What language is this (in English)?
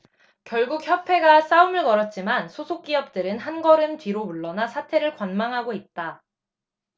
Korean